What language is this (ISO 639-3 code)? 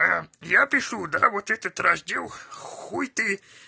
rus